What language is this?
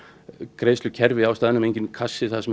Icelandic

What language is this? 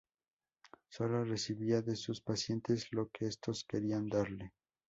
Spanish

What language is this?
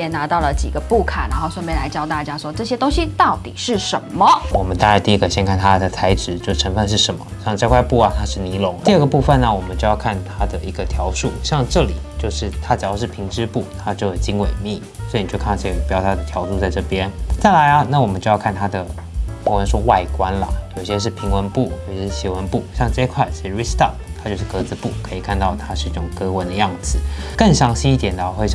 Chinese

